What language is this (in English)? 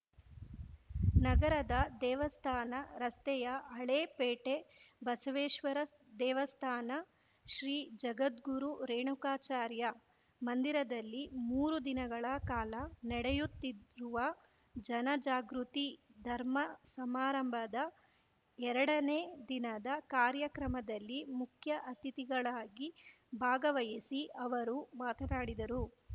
Kannada